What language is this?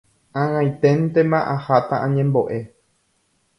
Guarani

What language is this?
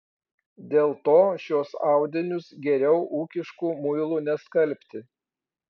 Lithuanian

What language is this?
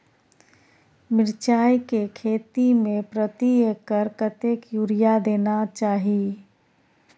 Maithili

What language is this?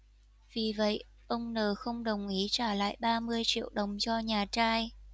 Vietnamese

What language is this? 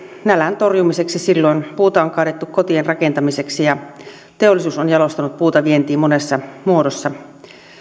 Finnish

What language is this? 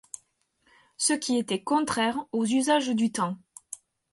French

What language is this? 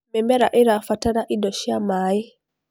Kikuyu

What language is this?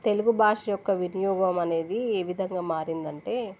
Telugu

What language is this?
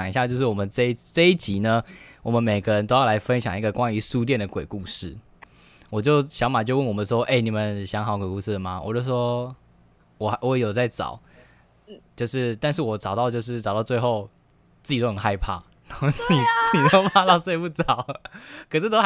Chinese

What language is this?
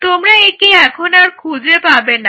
Bangla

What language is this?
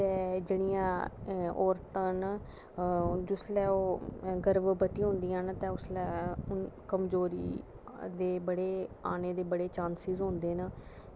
Dogri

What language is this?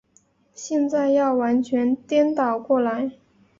Chinese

